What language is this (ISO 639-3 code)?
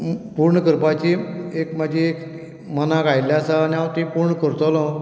kok